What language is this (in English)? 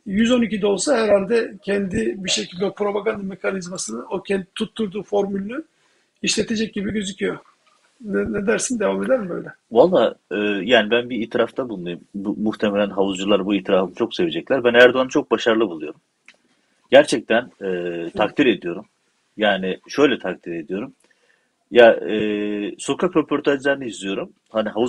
Turkish